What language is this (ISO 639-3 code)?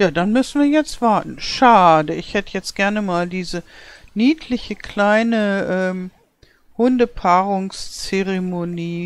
deu